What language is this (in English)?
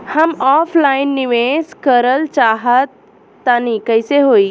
Bhojpuri